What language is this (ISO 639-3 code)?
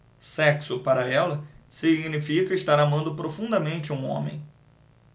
por